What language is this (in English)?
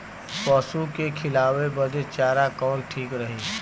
Bhojpuri